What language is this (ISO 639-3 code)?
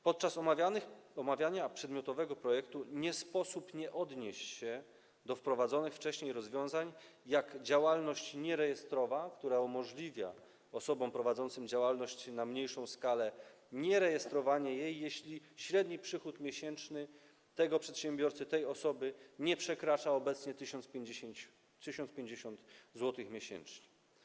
pol